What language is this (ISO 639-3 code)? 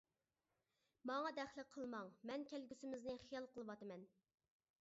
uig